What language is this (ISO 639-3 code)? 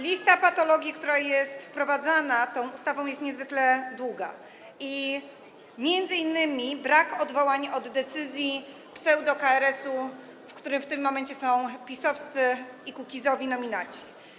pol